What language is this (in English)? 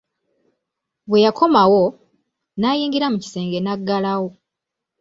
Ganda